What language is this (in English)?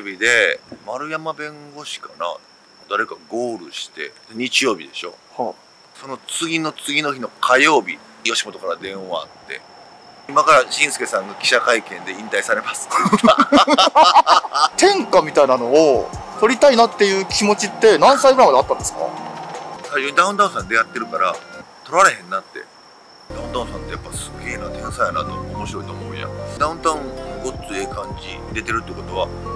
Japanese